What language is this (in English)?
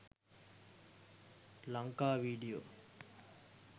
Sinhala